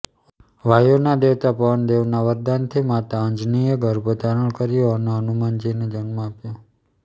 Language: Gujarati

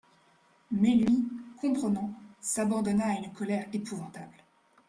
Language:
French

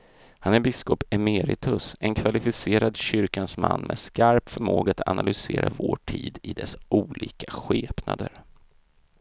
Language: Swedish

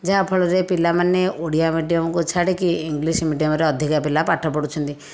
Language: Odia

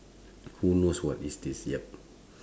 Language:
English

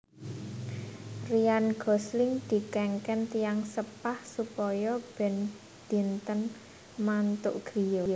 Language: Javanese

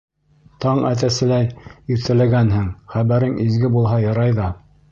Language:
Bashkir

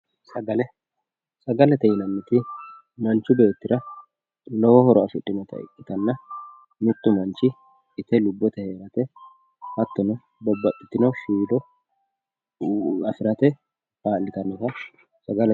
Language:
Sidamo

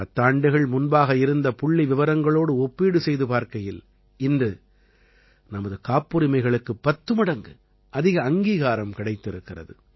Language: Tamil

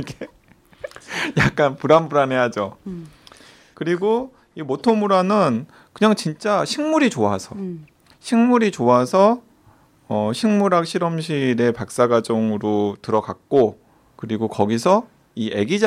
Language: Korean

